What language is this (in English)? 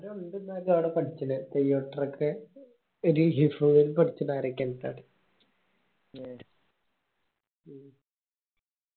Malayalam